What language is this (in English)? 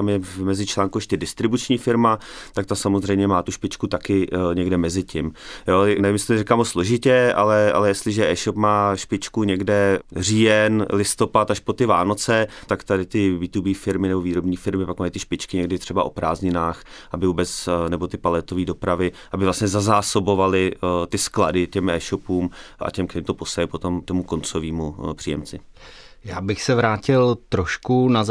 Czech